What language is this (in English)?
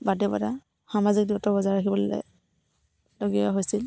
Assamese